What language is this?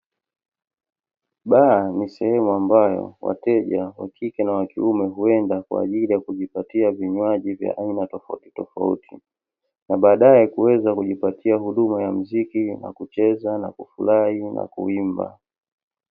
Swahili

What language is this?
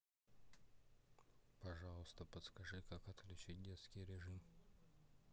Russian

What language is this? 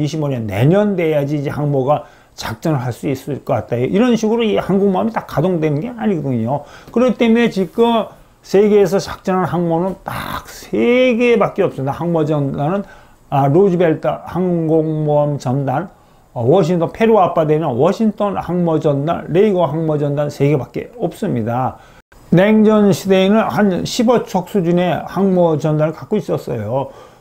Korean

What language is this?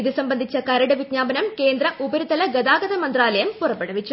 Malayalam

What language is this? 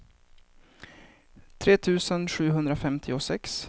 Swedish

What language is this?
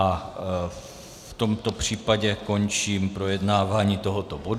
Czech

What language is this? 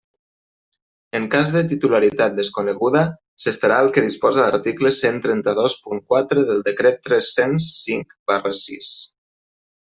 Catalan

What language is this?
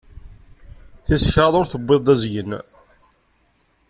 Kabyle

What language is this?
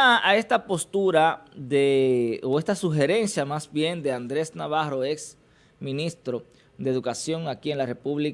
Spanish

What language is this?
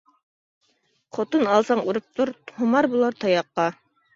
Uyghur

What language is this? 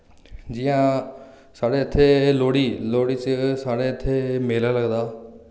Dogri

